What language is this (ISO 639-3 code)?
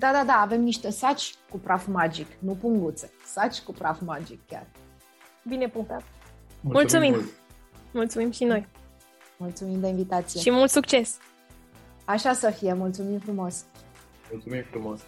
ron